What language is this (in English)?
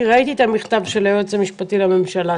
Hebrew